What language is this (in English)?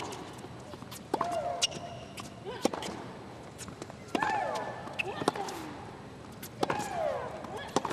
Turkish